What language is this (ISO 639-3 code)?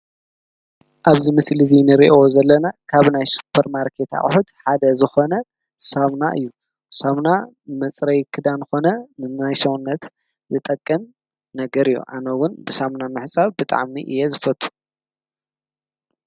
tir